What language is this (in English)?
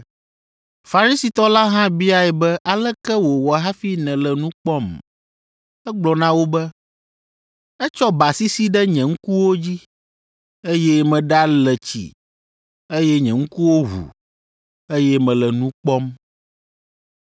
Ewe